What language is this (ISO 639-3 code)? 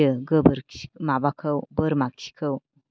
brx